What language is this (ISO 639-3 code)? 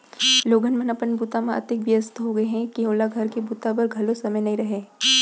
hne